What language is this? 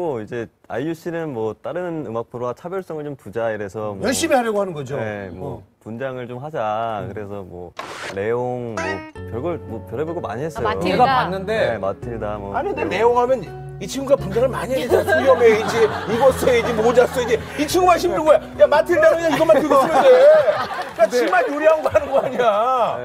Korean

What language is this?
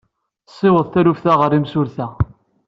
Kabyle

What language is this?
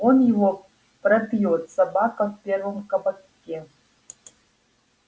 Russian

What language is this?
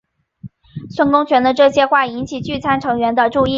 Chinese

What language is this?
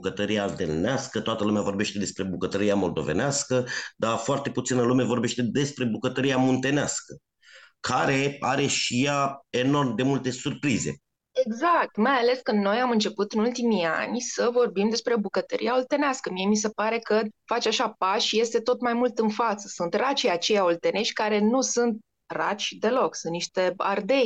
Romanian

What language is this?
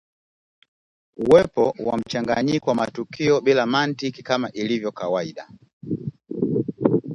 Swahili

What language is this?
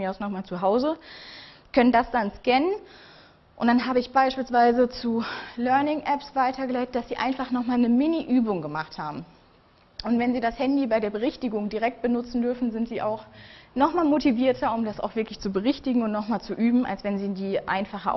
German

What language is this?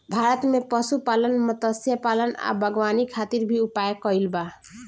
Bhojpuri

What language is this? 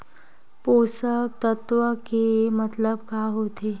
Chhattisgarhi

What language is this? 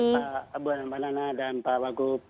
Indonesian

